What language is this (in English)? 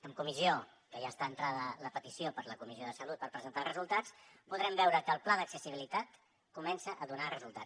Catalan